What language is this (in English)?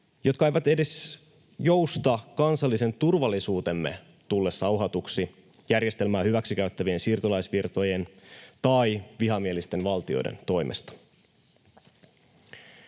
Finnish